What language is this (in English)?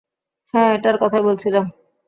Bangla